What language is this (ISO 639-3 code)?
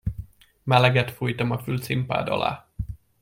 hun